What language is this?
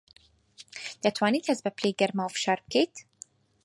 Central Kurdish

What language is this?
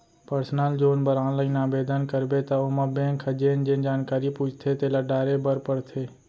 Chhattisgarhi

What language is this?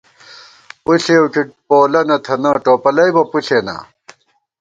Gawar-Bati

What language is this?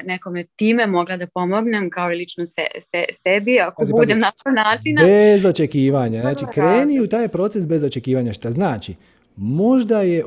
Croatian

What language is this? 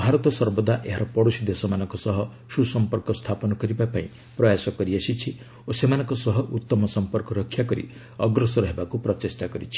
Odia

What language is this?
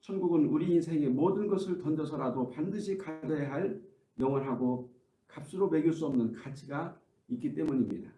Korean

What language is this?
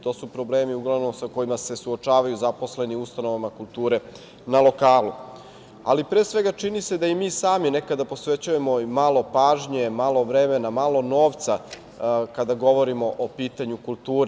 Serbian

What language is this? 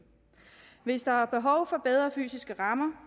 Danish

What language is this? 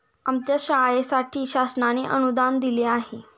Marathi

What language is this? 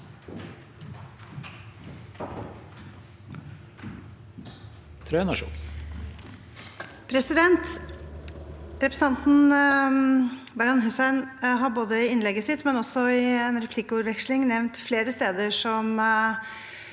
Norwegian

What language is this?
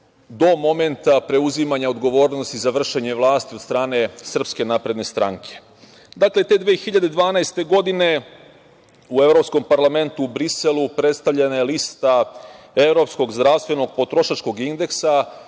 Serbian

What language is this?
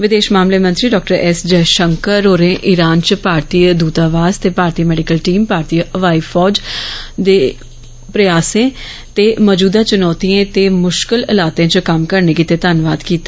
Dogri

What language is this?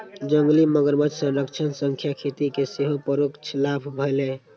Maithili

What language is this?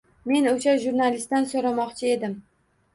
Uzbek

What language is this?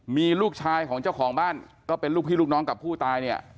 Thai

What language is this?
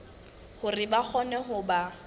Southern Sotho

